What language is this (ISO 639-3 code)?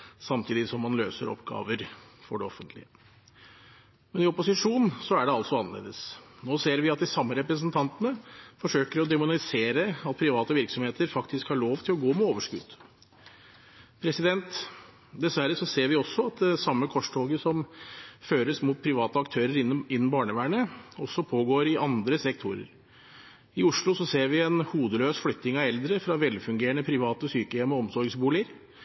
nob